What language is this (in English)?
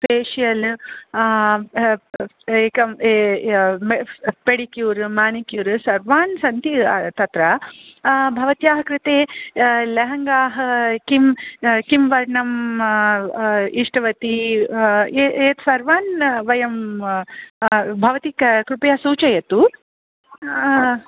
Sanskrit